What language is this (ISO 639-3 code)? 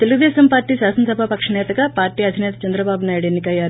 tel